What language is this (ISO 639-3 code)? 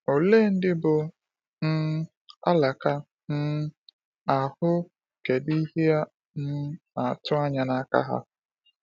ibo